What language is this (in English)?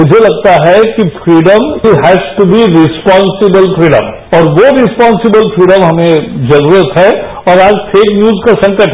Hindi